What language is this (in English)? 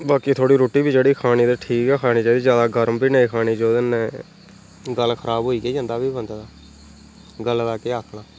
Dogri